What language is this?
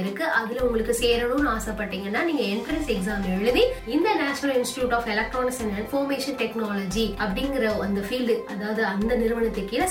Tamil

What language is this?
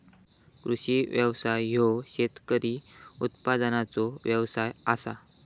Marathi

